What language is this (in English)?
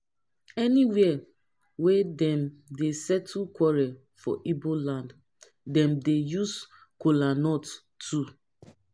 Nigerian Pidgin